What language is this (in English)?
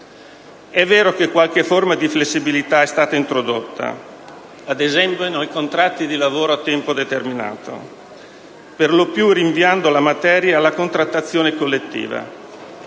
Italian